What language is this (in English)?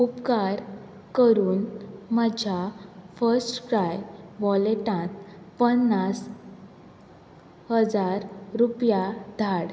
Konkani